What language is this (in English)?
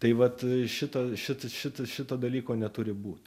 Lithuanian